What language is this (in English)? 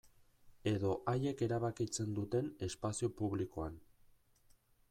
Basque